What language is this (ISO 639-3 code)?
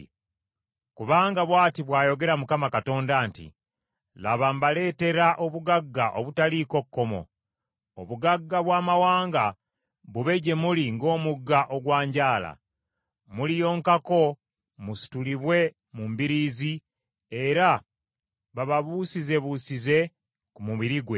lug